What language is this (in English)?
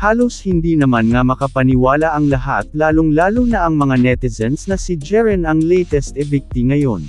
Filipino